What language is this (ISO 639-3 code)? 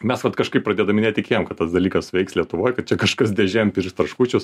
lit